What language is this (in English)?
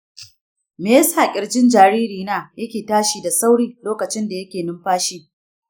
Hausa